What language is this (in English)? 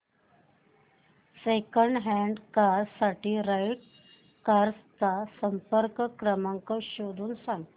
Marathi